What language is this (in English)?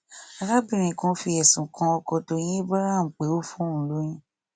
Yoruba